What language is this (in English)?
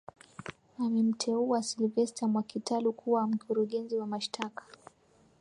Swahili